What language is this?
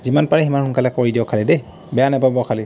Assamese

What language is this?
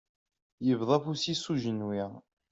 Kabyle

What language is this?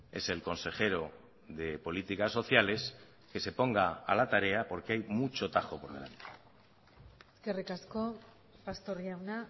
Spanish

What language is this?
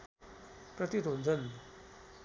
Nepali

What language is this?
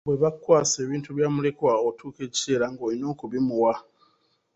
Ganda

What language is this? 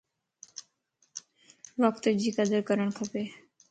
Lasi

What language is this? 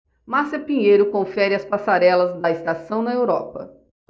Portuguese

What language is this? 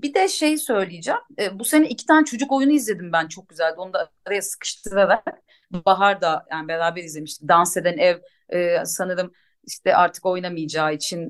Turkish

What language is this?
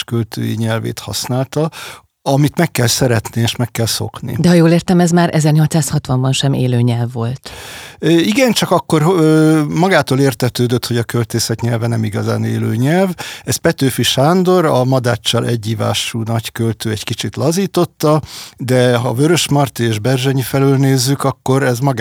Hungarian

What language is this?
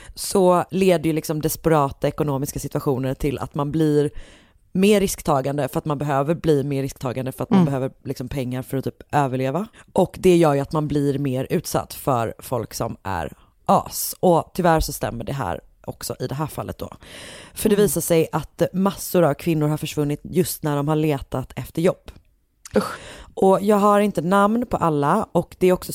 Swedish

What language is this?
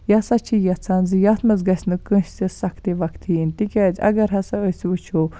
Kashmiri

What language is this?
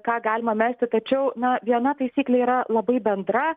Lithuanian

